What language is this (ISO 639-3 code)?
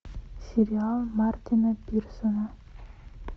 rus